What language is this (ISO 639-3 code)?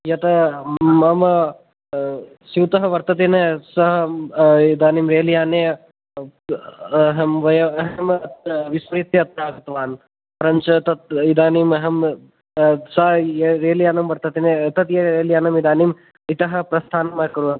san